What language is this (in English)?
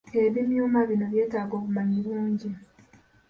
Ganda